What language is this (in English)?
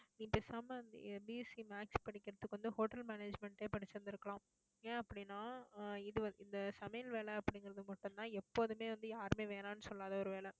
Tamil